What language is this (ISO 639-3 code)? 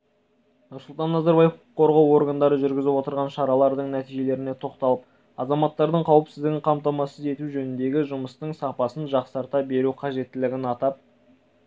kaz